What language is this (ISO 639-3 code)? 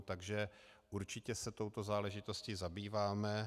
ces